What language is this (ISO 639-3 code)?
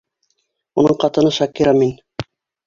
bak